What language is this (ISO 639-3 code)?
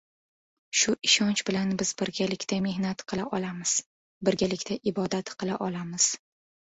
uzb